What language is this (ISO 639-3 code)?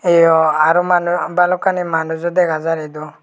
ccp